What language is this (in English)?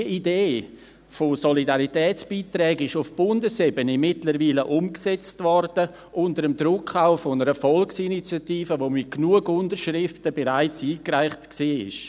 Swiss German